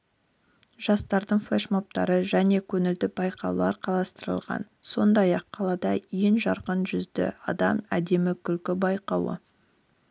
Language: Kazakh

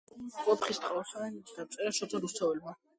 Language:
Georgian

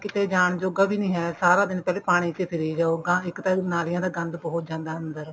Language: Punjabi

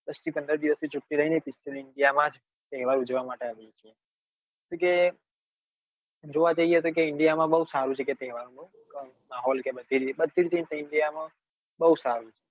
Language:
Gujarati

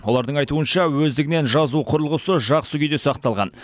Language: Kazakh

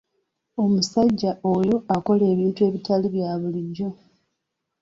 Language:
Ganda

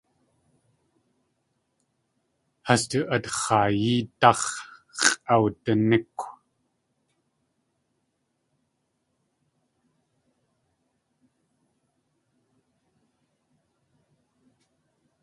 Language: Tlingit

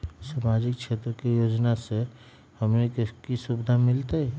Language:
Magahi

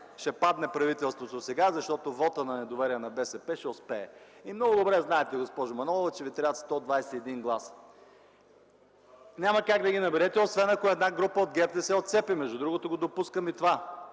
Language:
Bulgarian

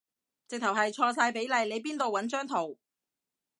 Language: Cantonese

